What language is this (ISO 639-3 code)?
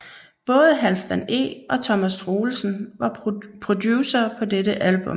dan